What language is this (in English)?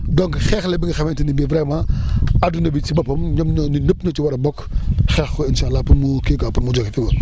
Wolof